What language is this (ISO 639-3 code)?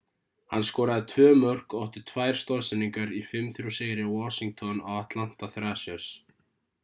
isl